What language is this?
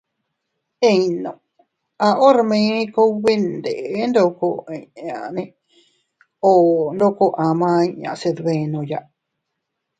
Teutila Cuicatec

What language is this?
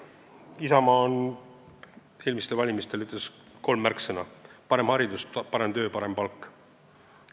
Estonian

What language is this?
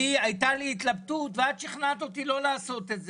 Hebrew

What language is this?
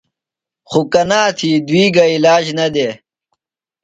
Phalura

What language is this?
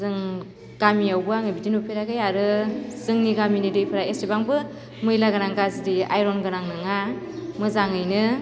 Bodo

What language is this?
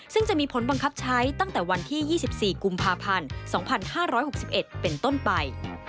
Thai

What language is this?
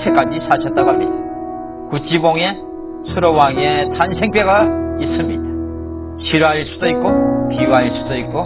Korean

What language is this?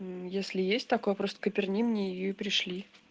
Russian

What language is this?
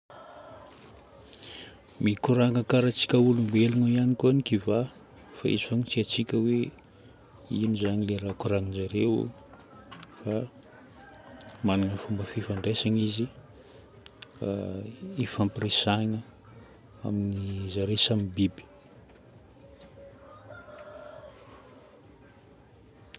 Northern Betsimisaraka Malagasy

